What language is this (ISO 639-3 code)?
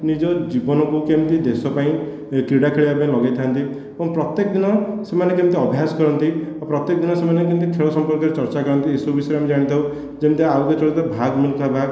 ori